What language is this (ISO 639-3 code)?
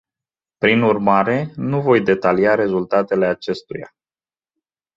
ron